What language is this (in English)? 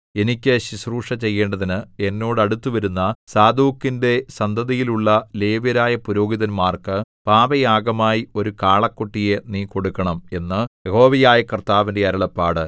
Malayalam